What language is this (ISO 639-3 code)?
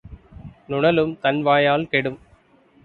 tam